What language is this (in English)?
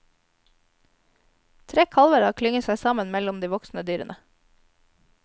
Norwegian